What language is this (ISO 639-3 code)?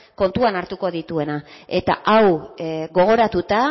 eus